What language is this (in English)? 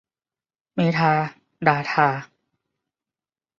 Thai